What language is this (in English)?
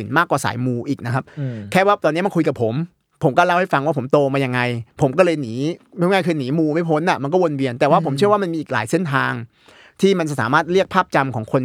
Thai